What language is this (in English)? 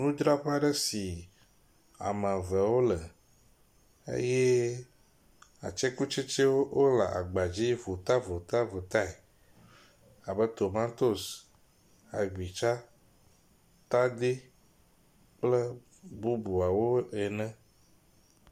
Ewe